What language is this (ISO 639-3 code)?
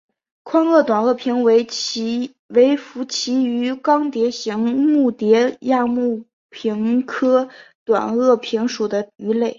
zho